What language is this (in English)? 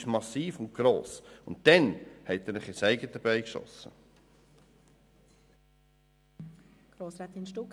Swiss German